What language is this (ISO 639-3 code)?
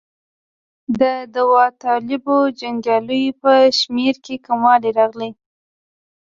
pus